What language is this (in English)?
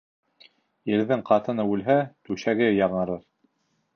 Bashkir